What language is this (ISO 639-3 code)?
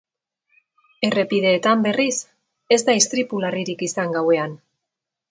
eus